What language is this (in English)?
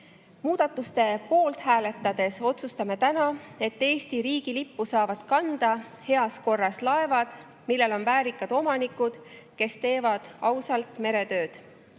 Estonian